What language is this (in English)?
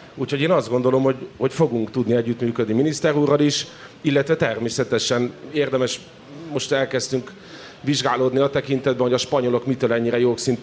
Hungarian